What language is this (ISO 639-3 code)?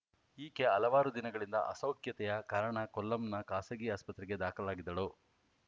kan